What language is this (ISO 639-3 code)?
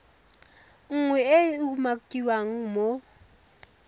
tsn